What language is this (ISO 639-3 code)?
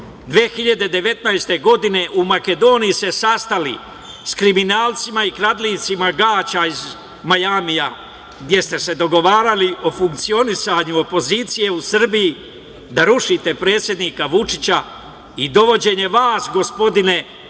srp